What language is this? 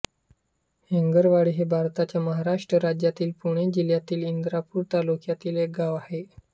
Marathi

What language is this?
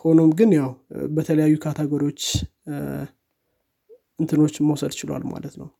Amharic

